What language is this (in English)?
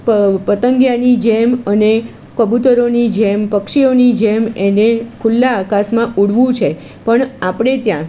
Gujarati